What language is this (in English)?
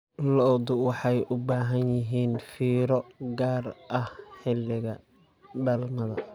Somali